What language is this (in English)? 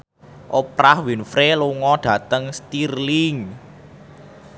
Javanese